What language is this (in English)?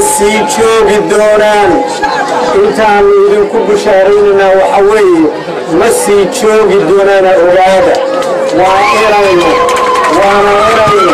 Arabic